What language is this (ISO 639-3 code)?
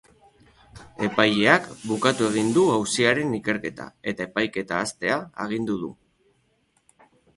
eus